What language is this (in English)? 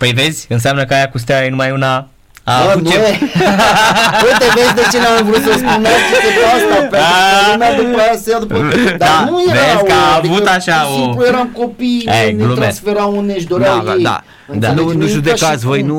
Romanian